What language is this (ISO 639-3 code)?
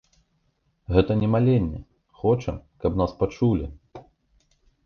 bel